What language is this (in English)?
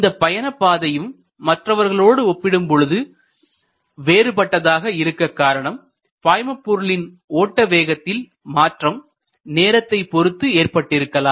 Tamil